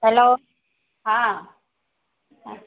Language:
Maithili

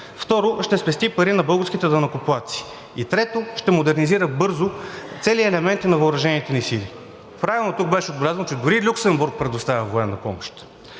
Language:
Bulgarian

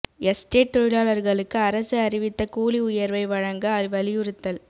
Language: Tamil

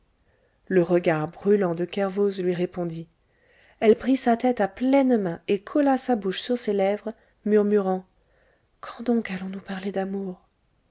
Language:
French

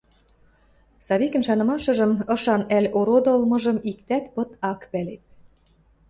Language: Western Mari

